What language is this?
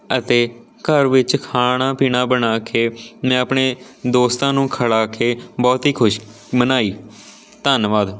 Punjabi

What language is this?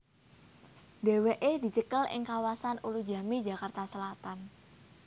Javanese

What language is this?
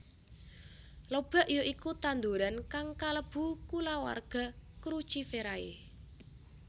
Javanese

